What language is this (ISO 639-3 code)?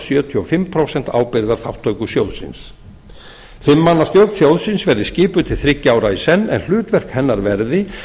isl